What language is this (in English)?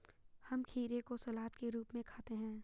Hindi